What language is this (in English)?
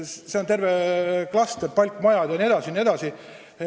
Estonian